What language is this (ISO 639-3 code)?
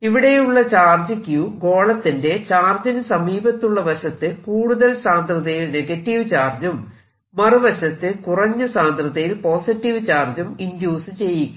mal